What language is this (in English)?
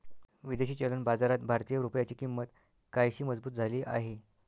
Marathi